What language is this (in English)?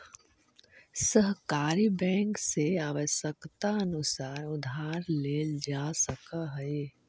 Magahi